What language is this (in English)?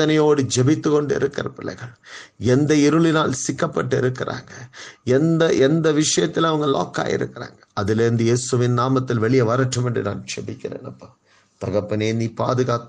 Tamil